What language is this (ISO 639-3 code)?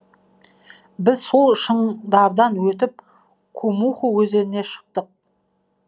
kaz